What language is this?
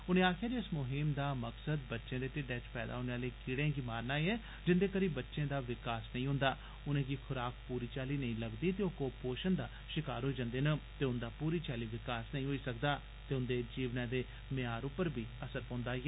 Dogri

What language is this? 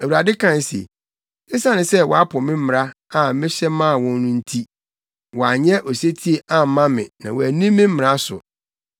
Akan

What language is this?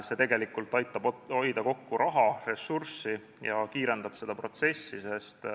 Estonian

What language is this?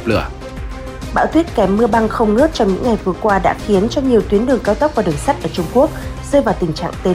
Vietnamese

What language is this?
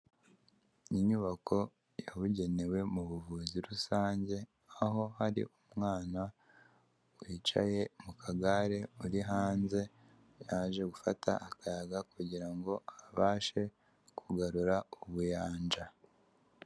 Kinyarwanda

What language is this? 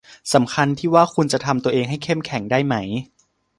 Thai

